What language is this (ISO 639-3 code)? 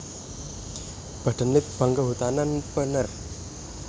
jav